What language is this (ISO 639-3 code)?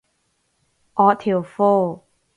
yue